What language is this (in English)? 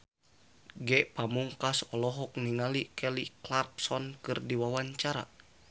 Sundanese